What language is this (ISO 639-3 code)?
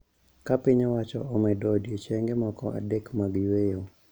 luo